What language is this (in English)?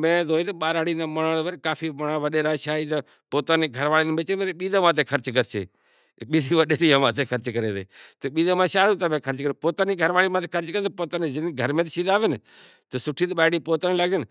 Kachi Koli